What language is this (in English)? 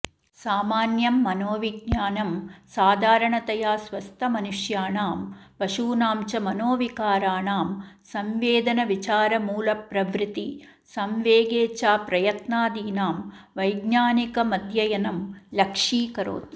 Sanskrit